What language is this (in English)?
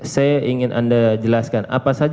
Indonesian